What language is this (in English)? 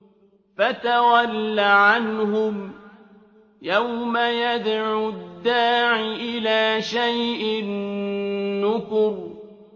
Arabic